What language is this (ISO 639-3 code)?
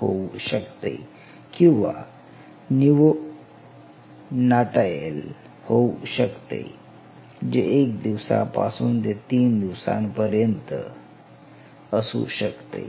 mar